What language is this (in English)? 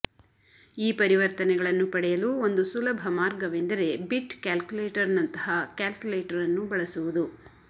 Kannada